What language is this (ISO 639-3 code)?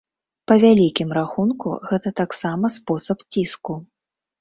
bel